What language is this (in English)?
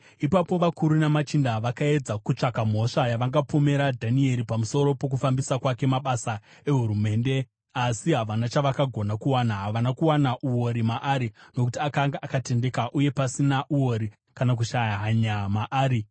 Shona